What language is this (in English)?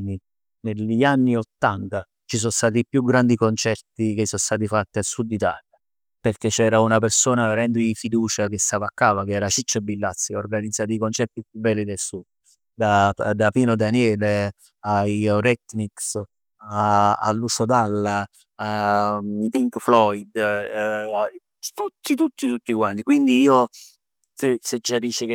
Neapolitan